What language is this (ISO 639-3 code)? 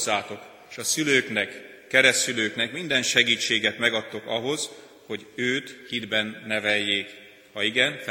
hun